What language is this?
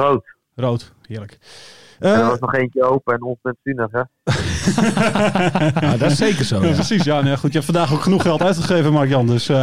Dutch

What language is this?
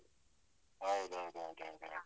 Kannada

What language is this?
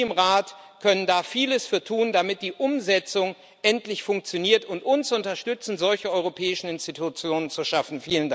German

